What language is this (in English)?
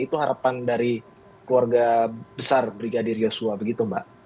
Indonesian